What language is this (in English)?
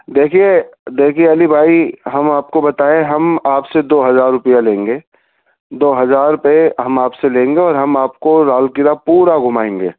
Urdu